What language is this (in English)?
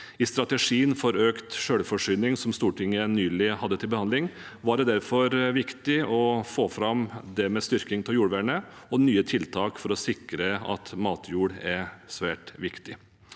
Norwegian